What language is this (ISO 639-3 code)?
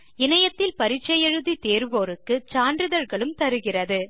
tam